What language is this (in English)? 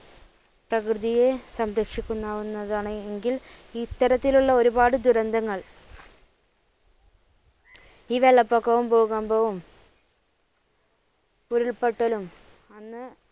Malayalam